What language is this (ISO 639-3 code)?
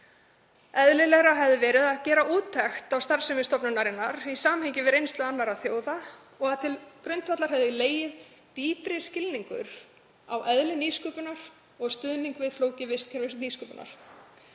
isl